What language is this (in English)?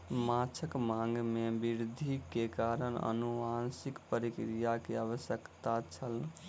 Maithili